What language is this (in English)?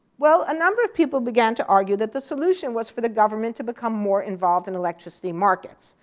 English